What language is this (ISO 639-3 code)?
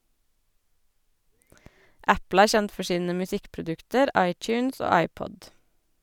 nor